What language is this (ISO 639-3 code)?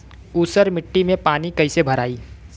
bho